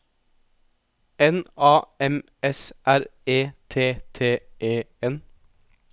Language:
Norwegian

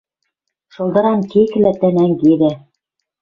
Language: Western Mari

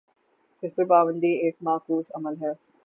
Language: Urdu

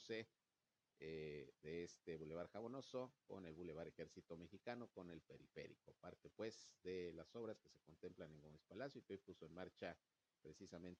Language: Spanish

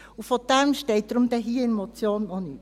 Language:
Swiss German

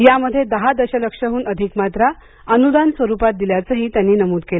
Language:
Marathi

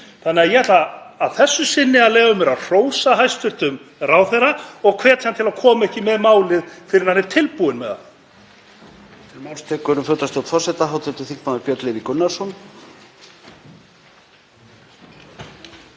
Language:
Icelandic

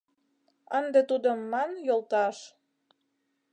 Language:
Mari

